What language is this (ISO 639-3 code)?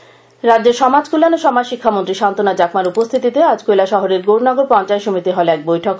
ben